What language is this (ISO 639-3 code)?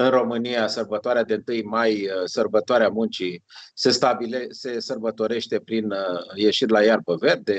ron